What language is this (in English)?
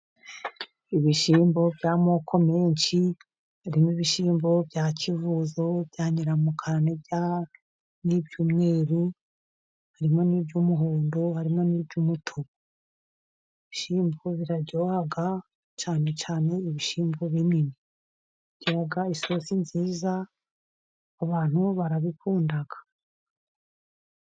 Kinyarwanda